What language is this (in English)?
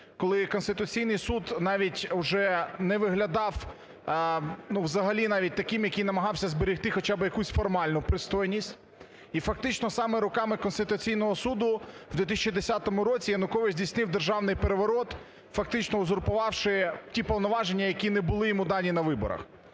Ukrainian